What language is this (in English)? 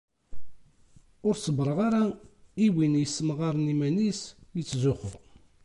Kabyle